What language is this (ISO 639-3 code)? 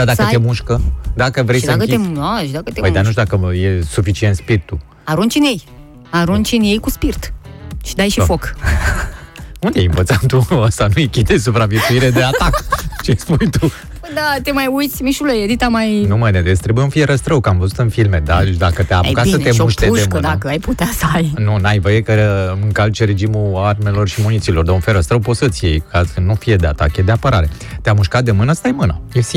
ron